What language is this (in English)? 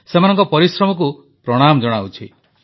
Odia